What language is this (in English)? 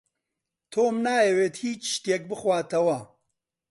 Central Kurdish